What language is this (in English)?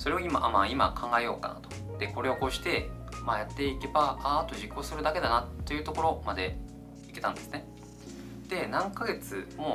Japanese